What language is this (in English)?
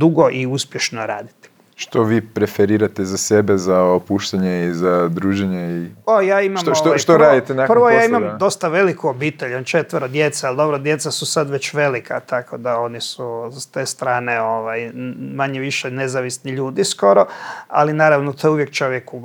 Croatian